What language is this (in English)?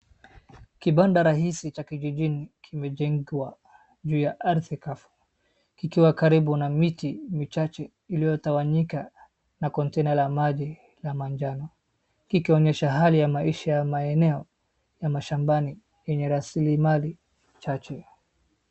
Swahili